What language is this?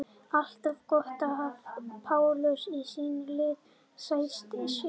Icelandic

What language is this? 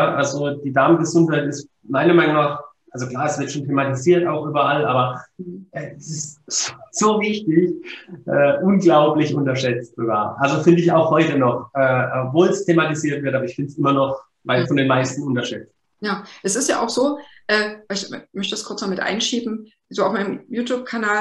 German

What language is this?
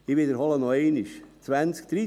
Swiss German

